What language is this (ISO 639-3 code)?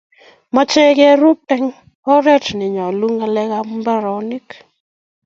kln